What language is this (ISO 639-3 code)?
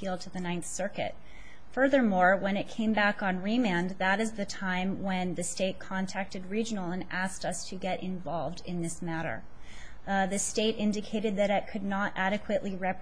eng